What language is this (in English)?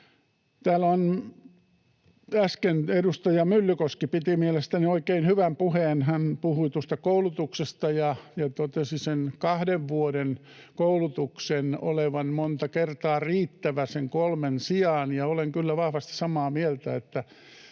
Finnish